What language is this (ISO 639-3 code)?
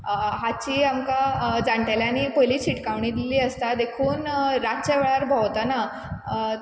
kok